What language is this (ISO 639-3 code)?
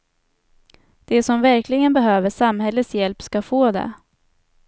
swe